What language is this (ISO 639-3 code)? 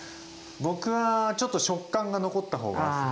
jpn